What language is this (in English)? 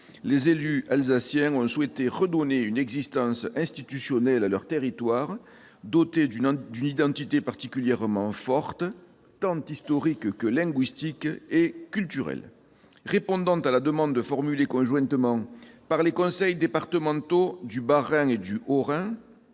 French